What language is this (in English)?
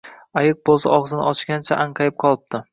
Uzbek